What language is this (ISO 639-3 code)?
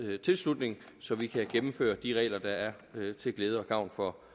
dan